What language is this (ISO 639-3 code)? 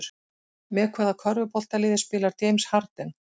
isl